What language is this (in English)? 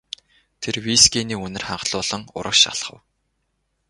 Mongolian